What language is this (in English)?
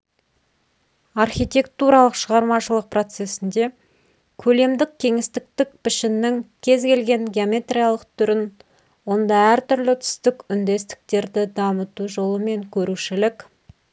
Kazakh